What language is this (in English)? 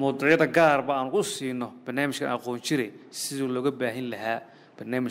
Arabic